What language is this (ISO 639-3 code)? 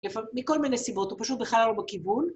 heb